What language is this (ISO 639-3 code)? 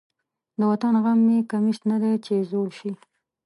pus